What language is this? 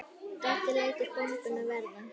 Icelandic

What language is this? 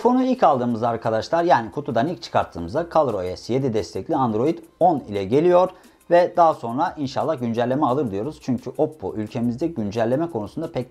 Turkish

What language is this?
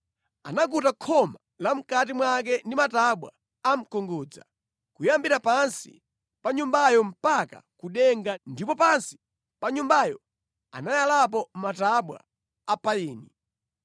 Nyanja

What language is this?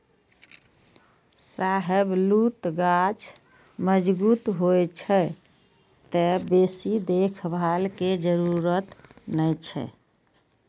Maithili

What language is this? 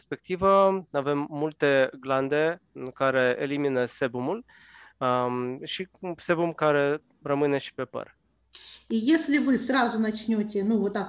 Romanian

